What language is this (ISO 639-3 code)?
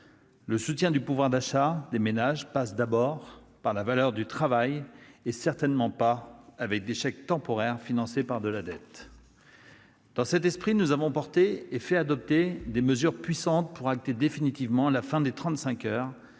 fra